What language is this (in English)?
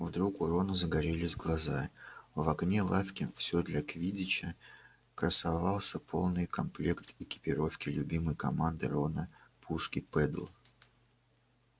Russian